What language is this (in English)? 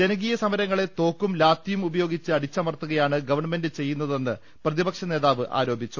Malayalam